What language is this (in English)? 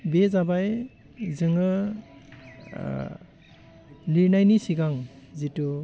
Bodo